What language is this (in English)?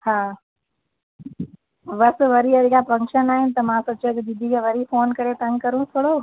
Sindhi